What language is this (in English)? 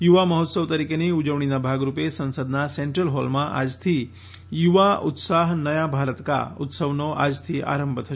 Gujarati